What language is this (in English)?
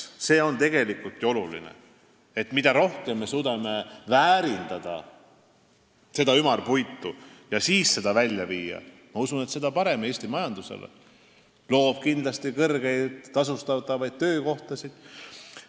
Estonian